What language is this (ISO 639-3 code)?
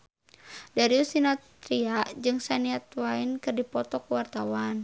sun